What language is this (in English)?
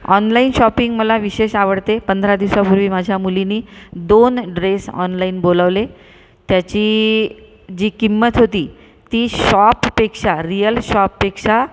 Marathi